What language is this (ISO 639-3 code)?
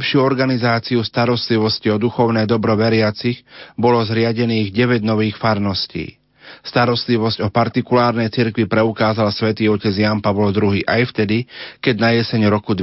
slk